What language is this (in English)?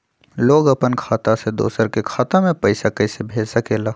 Magahi